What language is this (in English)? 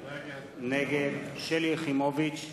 Hebrew